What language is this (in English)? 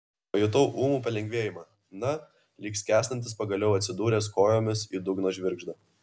Lithuanian